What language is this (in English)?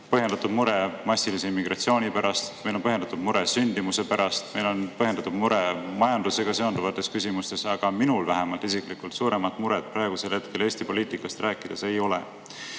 Estonian